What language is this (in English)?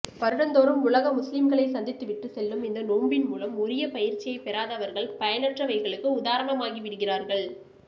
Tamil